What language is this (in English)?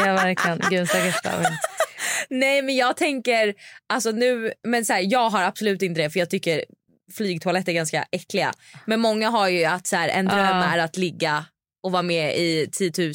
Swedish